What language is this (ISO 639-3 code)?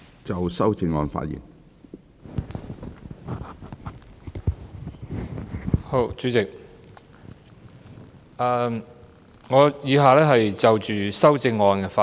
yue